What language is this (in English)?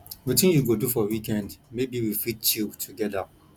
Nigerian Pidgin